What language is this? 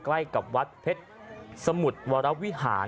Thai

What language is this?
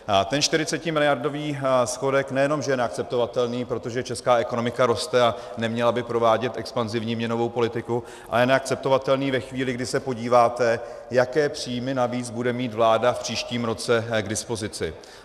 Czech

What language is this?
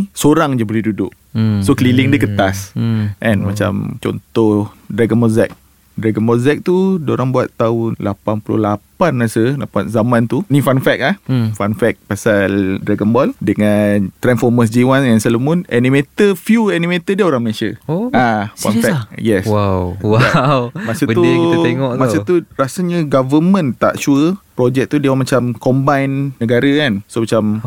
Malay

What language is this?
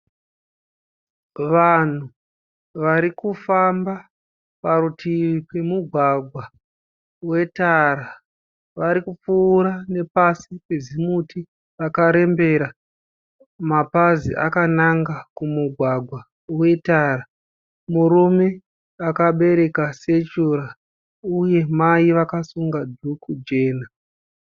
Shona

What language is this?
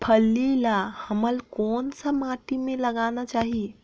Chhattisgarhi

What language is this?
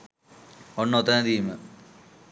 Sinhala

